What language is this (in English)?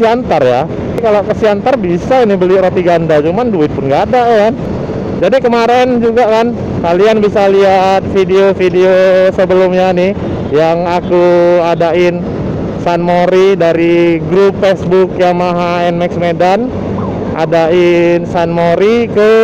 Indonesian